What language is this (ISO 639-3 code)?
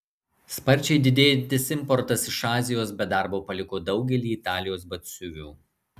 lit